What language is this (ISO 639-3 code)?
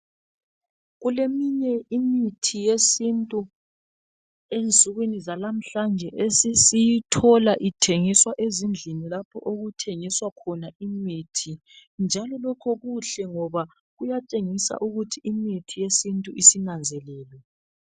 nde